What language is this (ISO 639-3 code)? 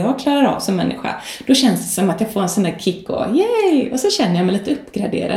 swe